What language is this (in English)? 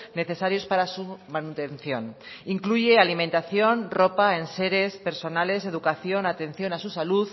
Spanish